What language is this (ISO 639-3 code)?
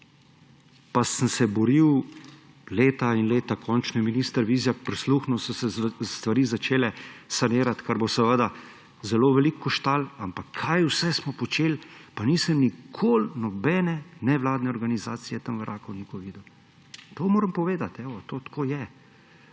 slv